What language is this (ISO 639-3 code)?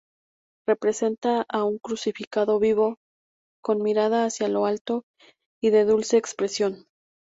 spa